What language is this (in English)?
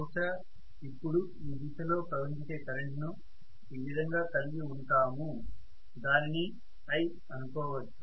Telugu